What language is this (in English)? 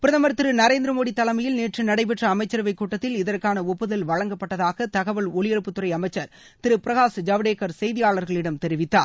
Tamil